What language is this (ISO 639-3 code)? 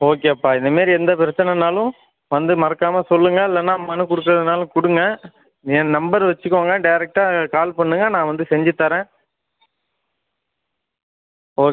tam